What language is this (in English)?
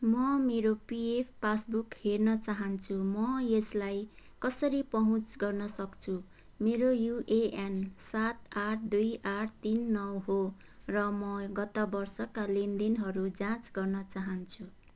Nepali